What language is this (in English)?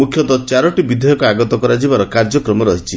Odia